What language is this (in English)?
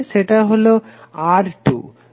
Bangla